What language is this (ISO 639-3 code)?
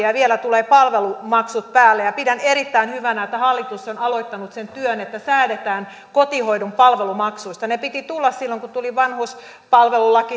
fin